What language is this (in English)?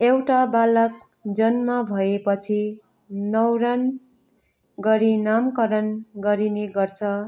Nepali